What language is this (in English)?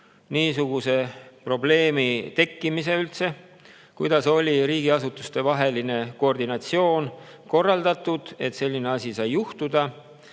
Estonian